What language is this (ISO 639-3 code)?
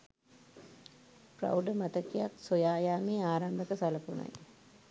sin